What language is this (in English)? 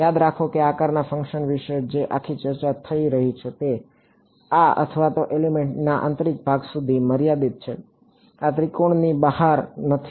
Gujarati